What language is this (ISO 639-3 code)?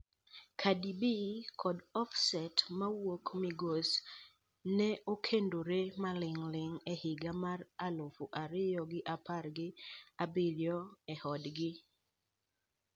luo